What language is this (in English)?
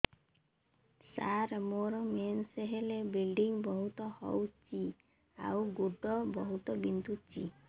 Odia